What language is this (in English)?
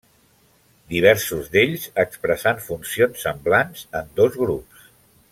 Catalan